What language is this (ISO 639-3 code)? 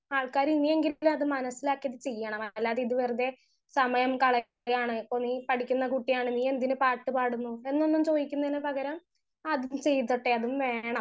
mal